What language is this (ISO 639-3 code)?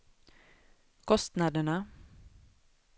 swe